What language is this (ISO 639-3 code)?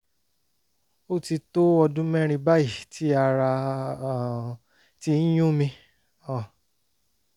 yor